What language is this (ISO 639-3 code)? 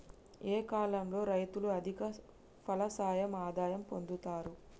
tel